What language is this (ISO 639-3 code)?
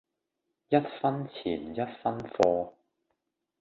yue